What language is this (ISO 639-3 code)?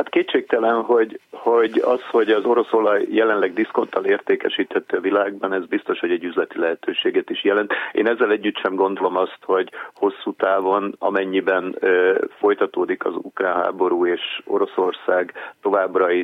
hun